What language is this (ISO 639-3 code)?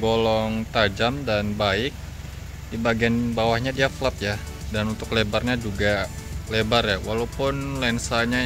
ind